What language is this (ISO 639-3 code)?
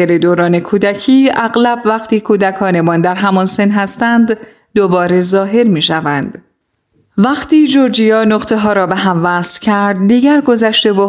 fas